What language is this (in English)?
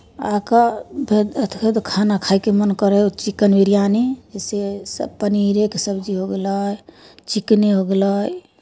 Maithili